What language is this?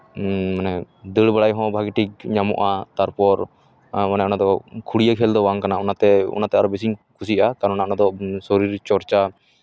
Santali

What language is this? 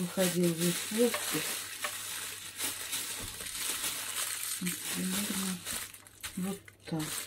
Russian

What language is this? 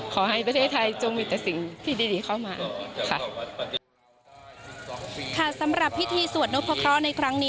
Thai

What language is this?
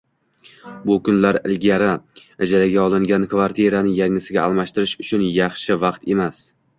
Uzbek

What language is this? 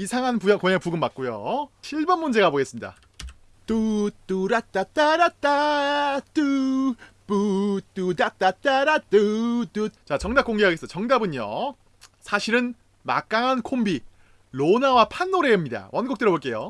Korean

